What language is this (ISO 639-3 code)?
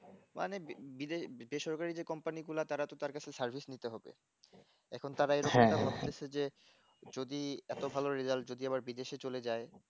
ben